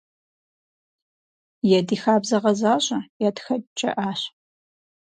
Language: Kabardian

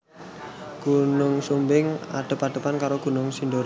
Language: Javanese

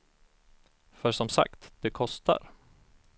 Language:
Swedish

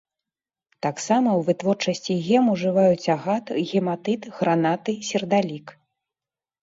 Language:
Belarusian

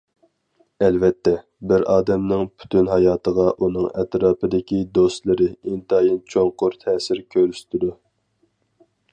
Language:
Uyghur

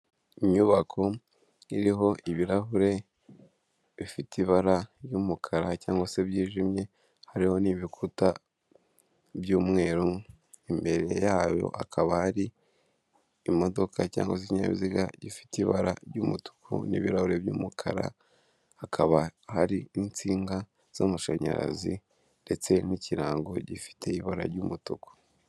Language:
Kinyarwanda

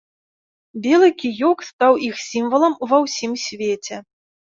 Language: Belarusian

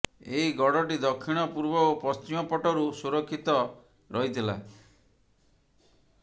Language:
Odia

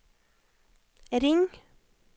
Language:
Norwegian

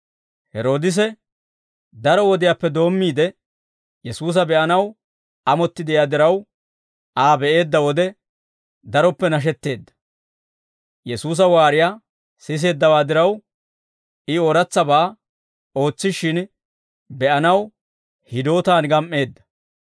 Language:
Dawro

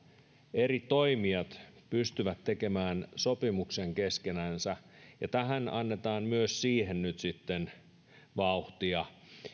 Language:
Finnish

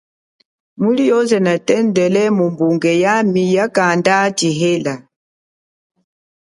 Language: Chokwe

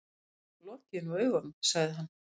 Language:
Icelandic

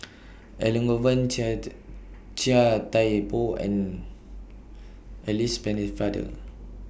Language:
English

